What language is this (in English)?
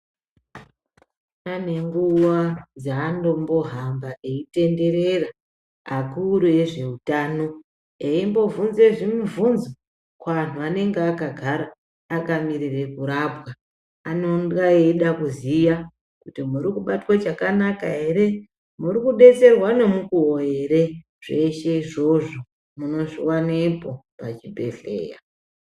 Ndau